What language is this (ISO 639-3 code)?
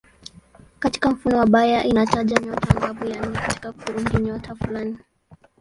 swa